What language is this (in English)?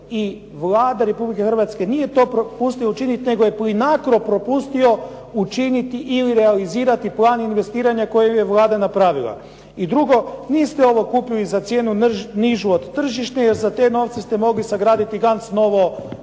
Croatian